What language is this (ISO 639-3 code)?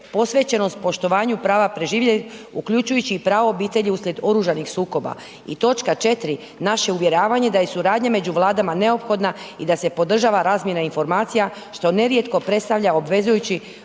hrv